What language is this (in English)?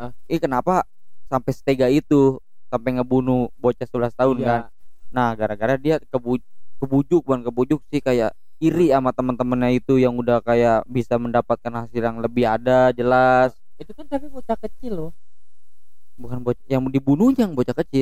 Indonesian